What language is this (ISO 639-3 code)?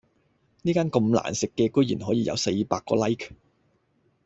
yue